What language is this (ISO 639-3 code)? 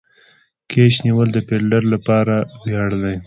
pus